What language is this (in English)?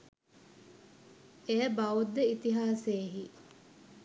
Sinhala